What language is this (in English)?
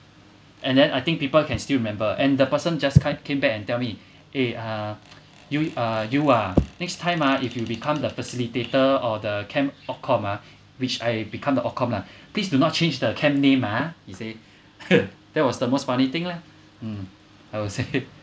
English